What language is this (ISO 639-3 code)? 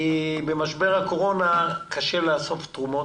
heb